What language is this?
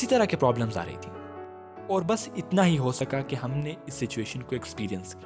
Urdu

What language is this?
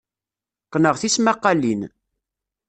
Kabyle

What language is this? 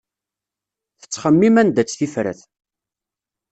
Kabyle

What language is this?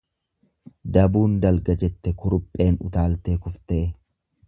Oromo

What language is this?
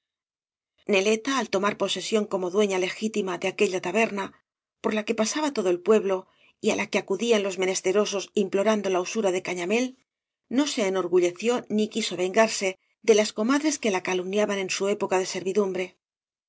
Spanish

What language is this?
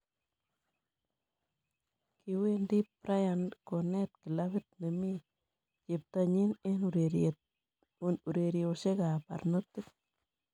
Kalenjin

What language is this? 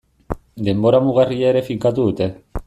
Basque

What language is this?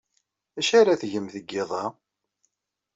Kabyle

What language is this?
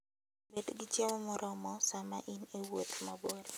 Luo (Kenya and Tanzania)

